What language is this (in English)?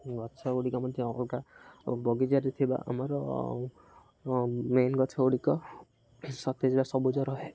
Odia